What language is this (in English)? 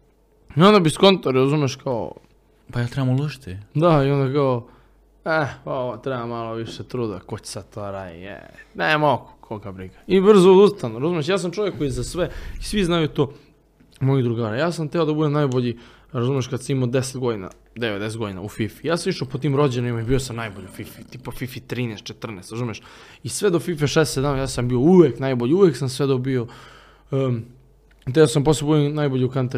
Croatian